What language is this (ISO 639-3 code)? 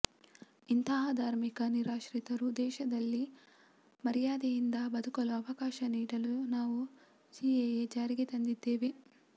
kan